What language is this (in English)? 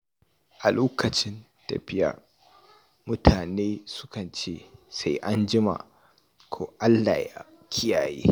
Hausa